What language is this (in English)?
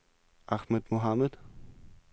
Danish